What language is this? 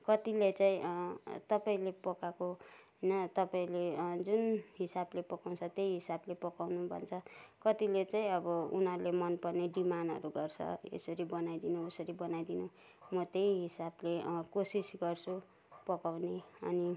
Nepali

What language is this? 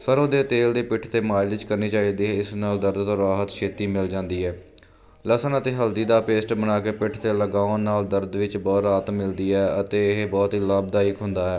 Punjabi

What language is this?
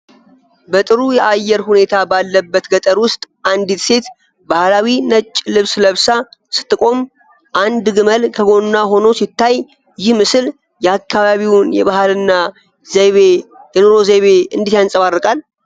Amharic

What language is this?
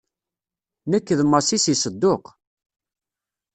Kabyle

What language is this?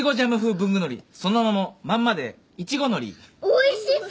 Japanese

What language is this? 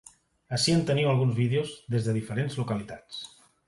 Catalan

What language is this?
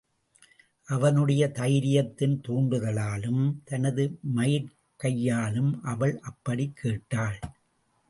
Tamil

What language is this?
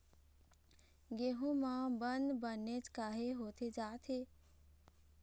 Chhattisgarhi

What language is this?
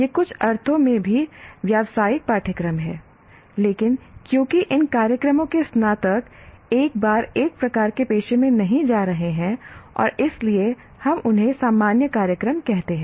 Hindi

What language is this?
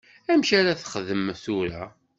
Kabyle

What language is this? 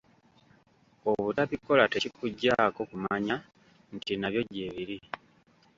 Ganda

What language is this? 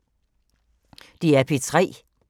Danish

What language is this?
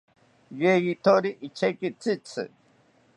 South Ucayali Ashéninka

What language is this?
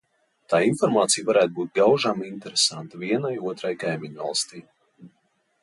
Latvian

